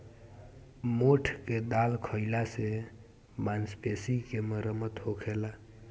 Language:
Bhojpuri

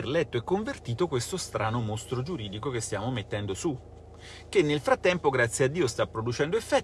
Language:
Italian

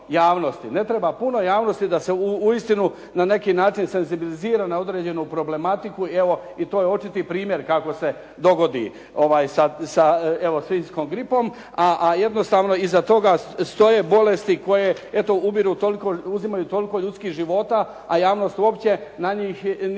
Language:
Croatian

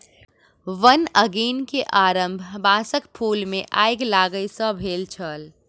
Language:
Maithili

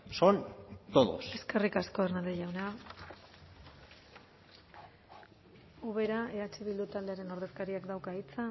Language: Basque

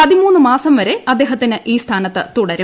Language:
Malayalam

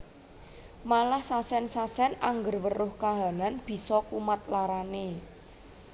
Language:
Javanese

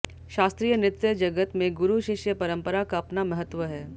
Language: Hindi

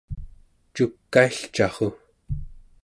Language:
Central Yupik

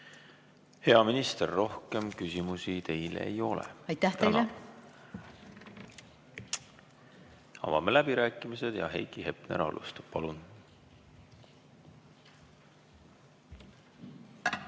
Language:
Estonian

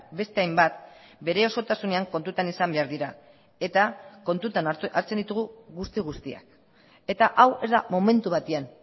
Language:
Basque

